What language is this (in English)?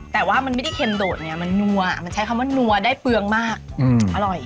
Thai